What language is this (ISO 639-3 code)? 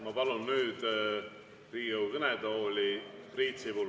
est